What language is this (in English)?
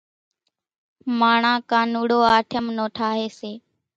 Kachi Koli